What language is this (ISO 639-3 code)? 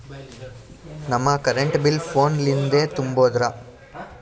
kan